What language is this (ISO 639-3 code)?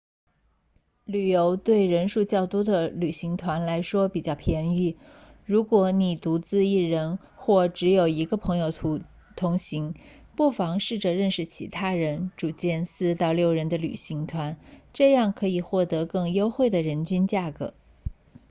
zho